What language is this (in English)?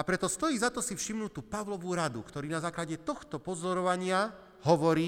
Slovak